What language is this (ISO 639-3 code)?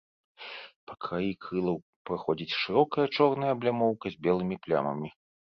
bel